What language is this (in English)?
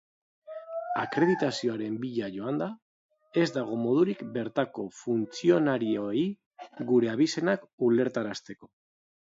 Basque